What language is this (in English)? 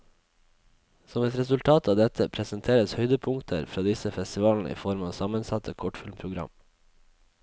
Norwegian